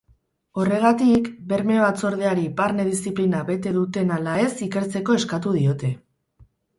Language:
Basque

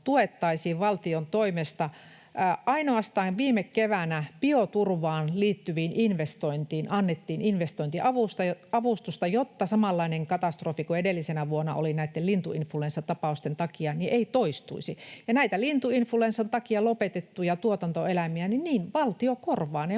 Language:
Finnish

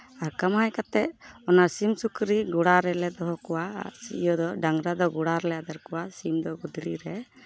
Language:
Santali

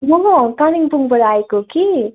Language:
Nepali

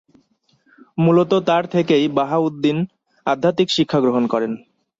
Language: Bangla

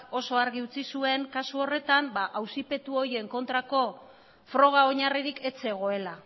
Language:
Basque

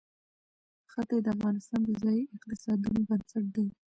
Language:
Pashto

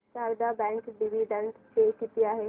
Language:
Marathi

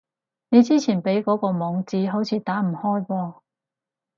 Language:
Cantonese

